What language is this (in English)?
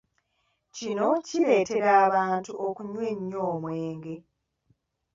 Ganda